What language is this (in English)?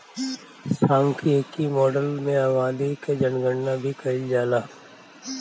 Bhojpuri